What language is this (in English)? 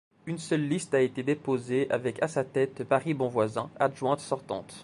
French